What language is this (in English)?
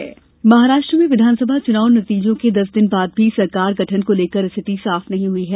Hindi